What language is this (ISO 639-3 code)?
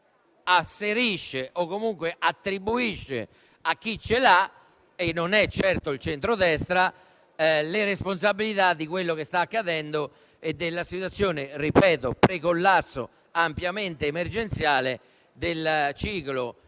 ita